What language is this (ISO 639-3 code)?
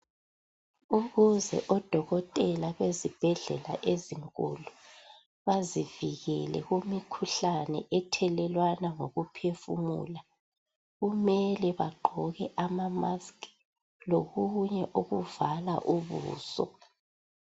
nde